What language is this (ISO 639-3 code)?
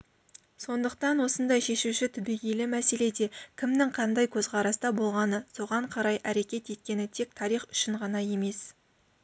kaz